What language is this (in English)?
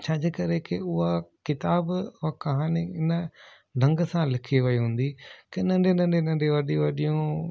Sindhi